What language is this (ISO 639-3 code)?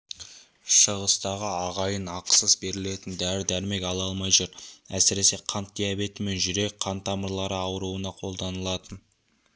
kaz